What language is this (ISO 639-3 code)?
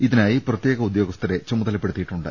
mal